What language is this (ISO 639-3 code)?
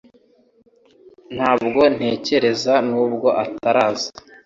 kin